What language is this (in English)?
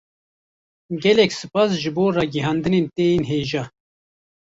Kurdish